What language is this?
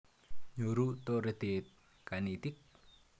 Kalenjin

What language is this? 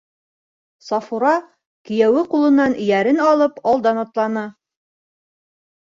Bashkir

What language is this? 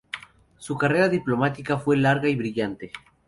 Spanish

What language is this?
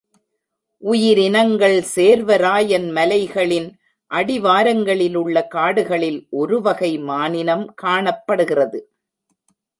Tamil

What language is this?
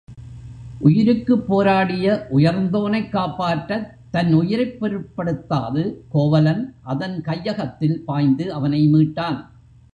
Tamil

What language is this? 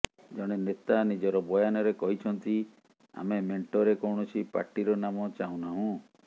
Odia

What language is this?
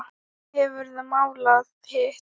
Icelandic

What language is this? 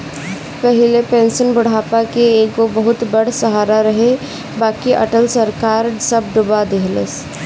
Bhojpuri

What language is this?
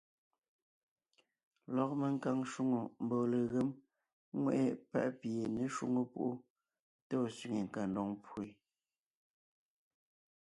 Ngiemboon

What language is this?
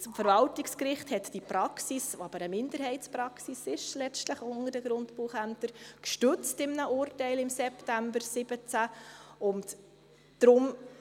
Swiss German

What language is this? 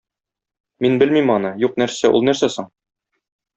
Tatar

